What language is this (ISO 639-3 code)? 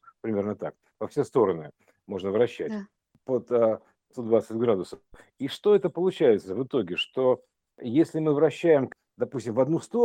rus